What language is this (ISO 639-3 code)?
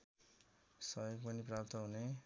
nep